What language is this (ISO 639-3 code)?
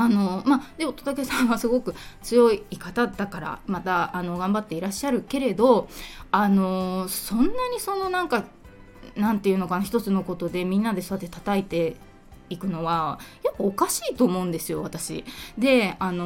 jpn